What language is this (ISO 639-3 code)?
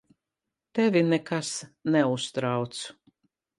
lav